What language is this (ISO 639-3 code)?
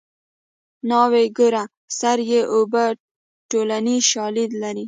pus